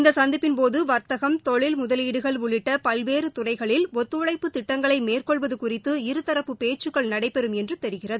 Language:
Tamil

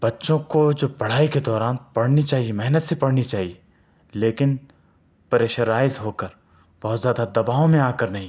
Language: Urdu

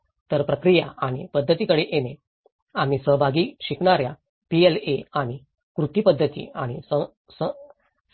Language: Marathi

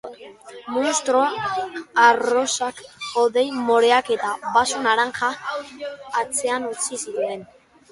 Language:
Basque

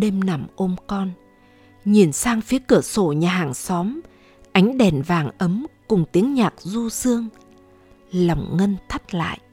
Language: Vietnamese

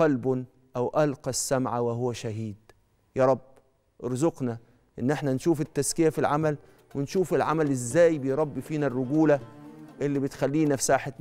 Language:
Arabic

